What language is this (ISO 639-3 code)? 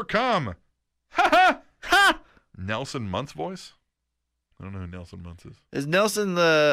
eng